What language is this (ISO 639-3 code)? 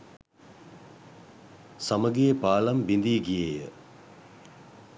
sin